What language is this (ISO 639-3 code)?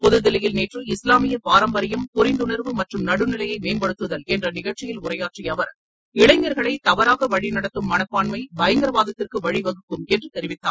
tam